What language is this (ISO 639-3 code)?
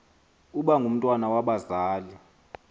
xho